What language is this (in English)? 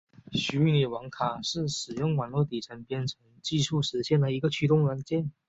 Chinese